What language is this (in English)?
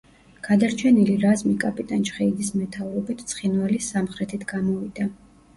Georgian